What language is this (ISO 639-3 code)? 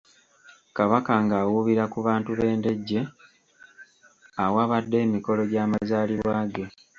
lug